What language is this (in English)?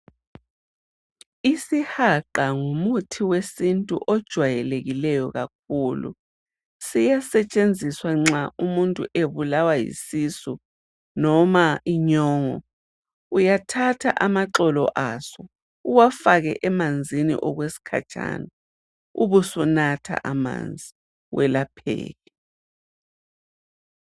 North Ndebele